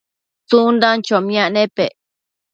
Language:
Matsés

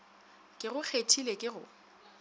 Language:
Northern Sotho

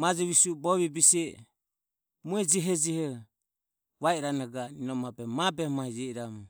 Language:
Ömie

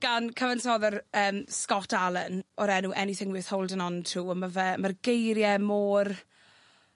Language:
Welsh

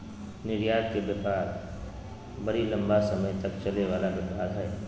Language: Magahi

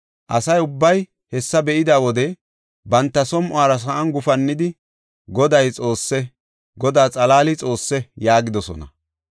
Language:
Gofa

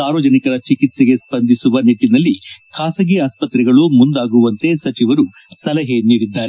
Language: Kannada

